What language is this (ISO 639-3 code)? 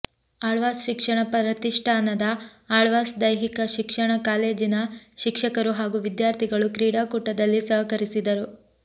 kan